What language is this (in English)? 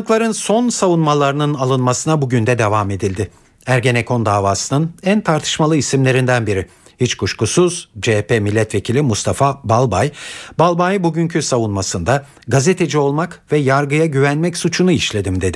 Turkish